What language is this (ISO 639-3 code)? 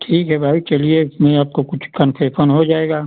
hin